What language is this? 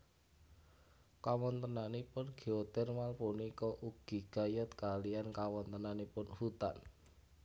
Javanese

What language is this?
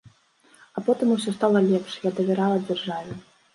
Belarusian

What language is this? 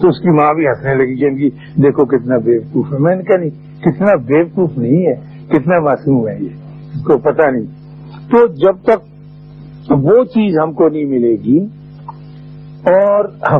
Urdu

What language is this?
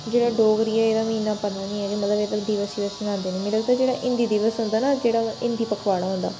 Dogri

